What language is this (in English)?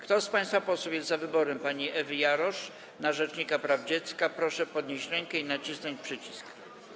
Polish